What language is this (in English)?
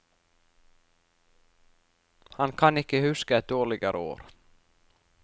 Norwegian